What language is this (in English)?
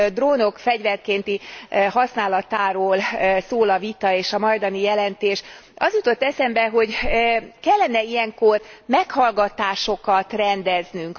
Hungarian